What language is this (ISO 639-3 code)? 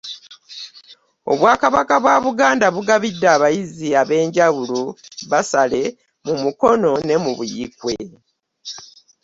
lug